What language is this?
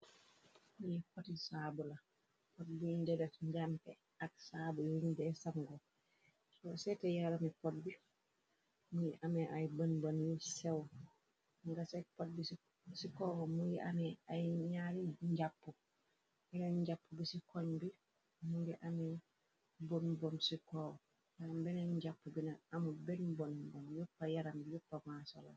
Wolof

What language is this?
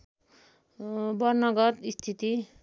Nepali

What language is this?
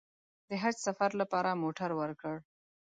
Pashto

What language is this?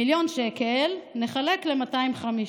Hebrew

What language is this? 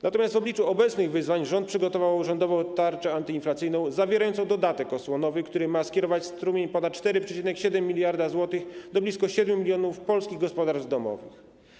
Polish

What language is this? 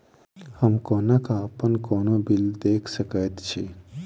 Maithili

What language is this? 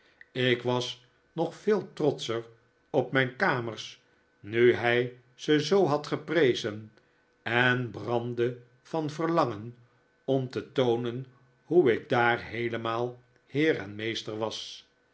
Dutch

